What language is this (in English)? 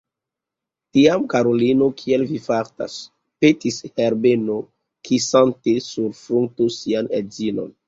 Esperanto